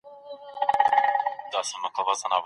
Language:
Pashto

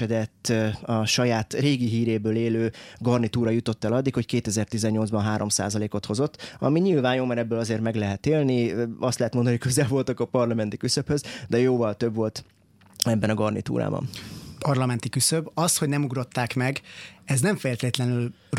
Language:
Hungarian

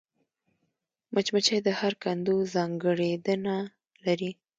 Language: Pashto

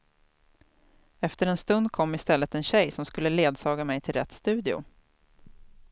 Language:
Swedish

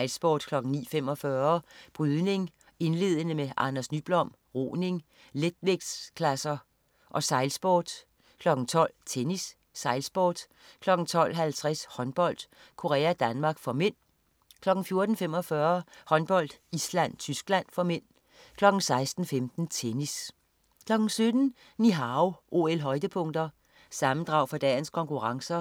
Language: Danish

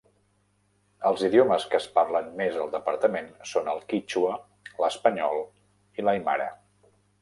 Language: Catalan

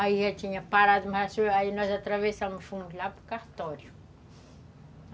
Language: Portuguese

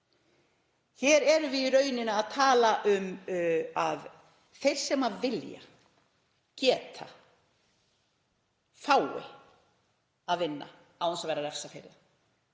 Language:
Icelandic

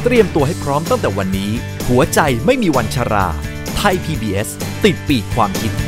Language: Thai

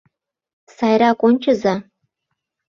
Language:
Mari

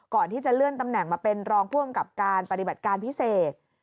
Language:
Thai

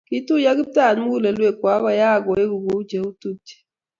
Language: Kalenjin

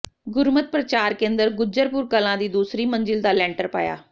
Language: Punjabi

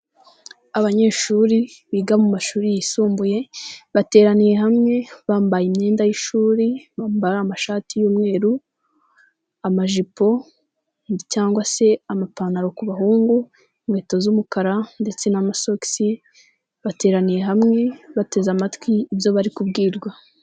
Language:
Kinyarwanda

